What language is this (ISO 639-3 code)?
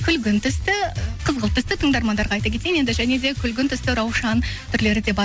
kaz